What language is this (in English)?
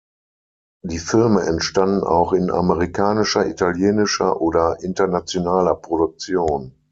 German